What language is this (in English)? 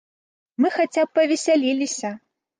Belarusian